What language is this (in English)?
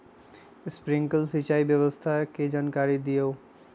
Magahi